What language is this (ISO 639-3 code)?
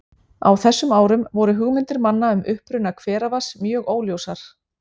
isl